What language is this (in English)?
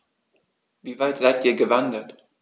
German